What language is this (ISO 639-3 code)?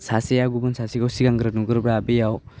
brx